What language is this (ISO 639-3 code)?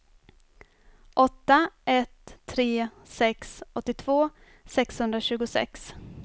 swe